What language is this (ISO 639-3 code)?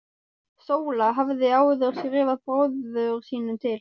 isl